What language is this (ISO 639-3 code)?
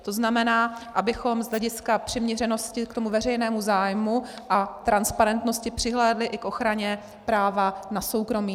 ces